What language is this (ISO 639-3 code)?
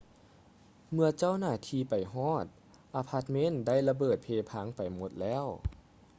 lao